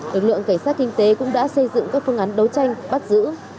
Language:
Vietnamese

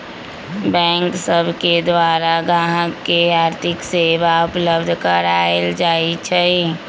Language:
Magahi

